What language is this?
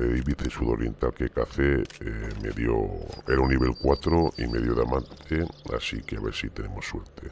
Spanish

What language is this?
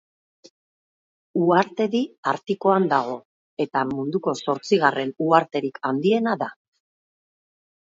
Basque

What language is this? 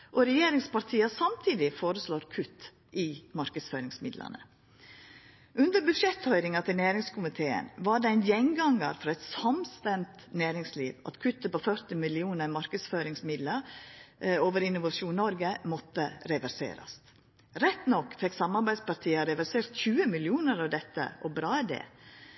Norwegian Nynorsk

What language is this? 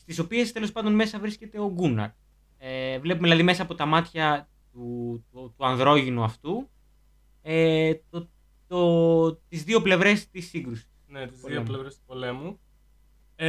Greek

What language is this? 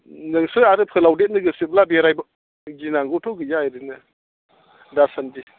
Bodo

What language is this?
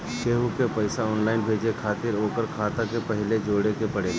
Bhojpuri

